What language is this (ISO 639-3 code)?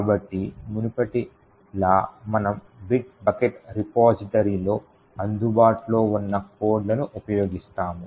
tel